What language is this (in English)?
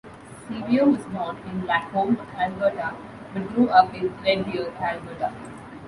English